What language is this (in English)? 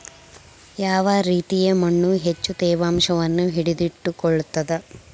Kannada